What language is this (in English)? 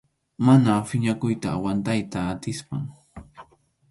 Arequipa-La Unión Quechua